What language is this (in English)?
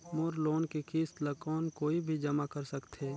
Chhattisgarhi